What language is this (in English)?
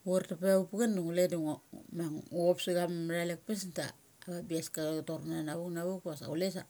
Mali